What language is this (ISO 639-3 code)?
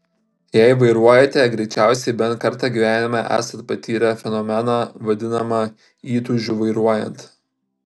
lit